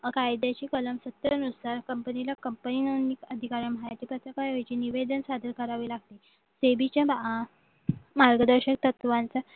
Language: Marathi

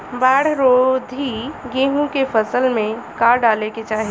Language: Bhojpuri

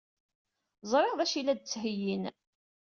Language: Kabyle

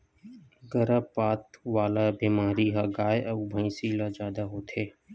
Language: Chhattisgarhi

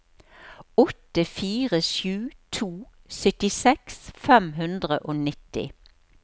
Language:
Norwegian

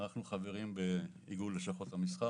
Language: Hebrew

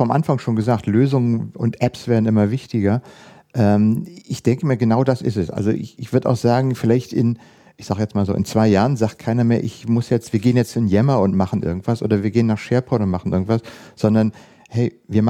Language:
German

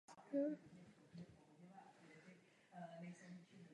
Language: Czech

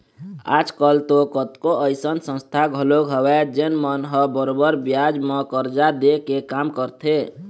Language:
Chhattisgarhi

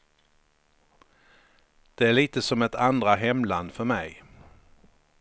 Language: Swedish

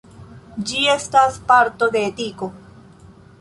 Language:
Esperanto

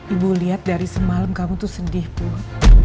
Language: Indonesian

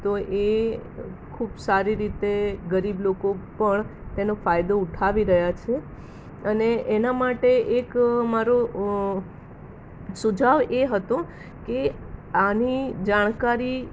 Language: Gujarati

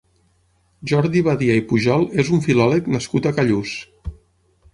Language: Catalan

